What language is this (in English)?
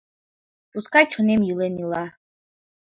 Mari